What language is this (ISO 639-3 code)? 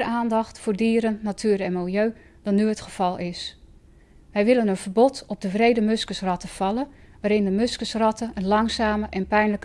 nld